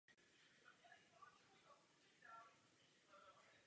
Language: Czech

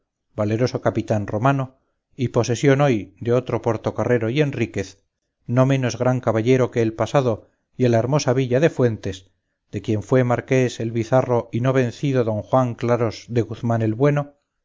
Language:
Spanish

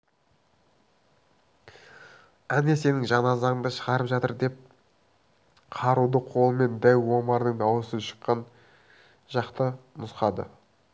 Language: Kazakh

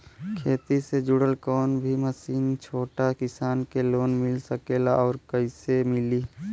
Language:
Bhojpuri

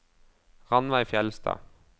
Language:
Norwegian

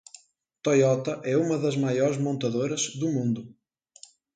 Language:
Portuguese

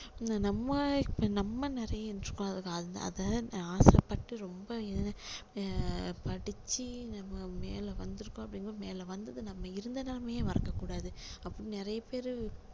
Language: Tamil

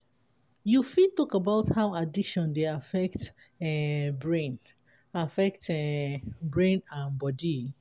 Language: Nigerian Pidgin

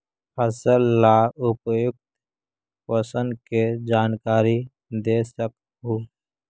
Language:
Magahi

